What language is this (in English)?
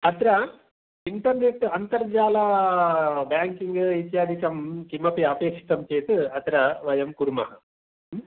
Sanskrit